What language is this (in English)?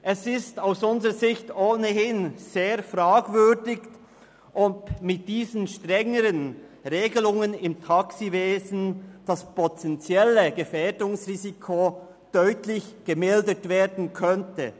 Swiss German